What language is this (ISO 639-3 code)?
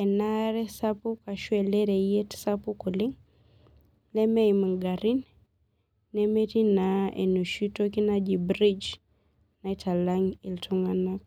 mas